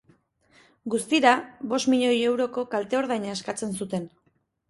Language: Basque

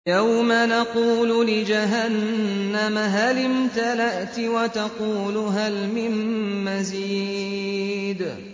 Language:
Arabic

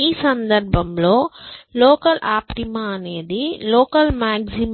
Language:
Telugu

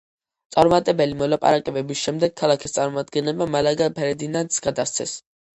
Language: Georgian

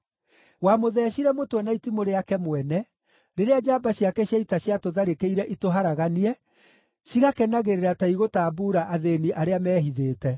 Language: Kikuyu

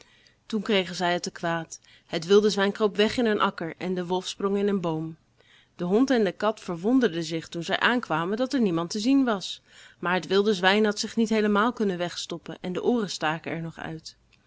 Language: Dutch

